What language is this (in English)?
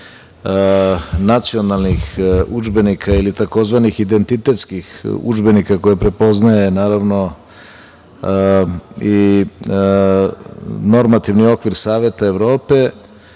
Serbian